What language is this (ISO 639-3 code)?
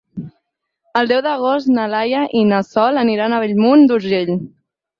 cat